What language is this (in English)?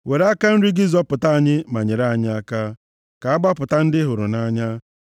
Igbo